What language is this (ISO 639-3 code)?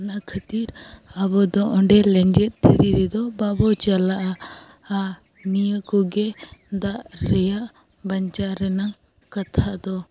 sat